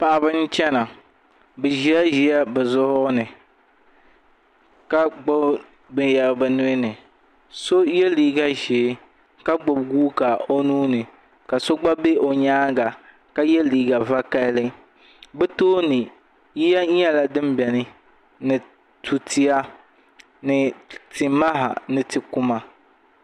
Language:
Dagbani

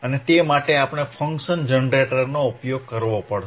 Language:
Gujarati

